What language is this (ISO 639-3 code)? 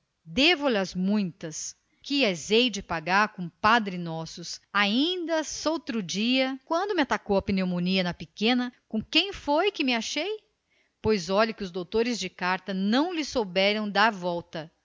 por